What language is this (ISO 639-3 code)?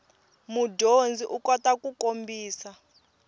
tso